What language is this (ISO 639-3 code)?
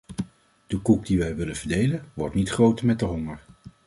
nld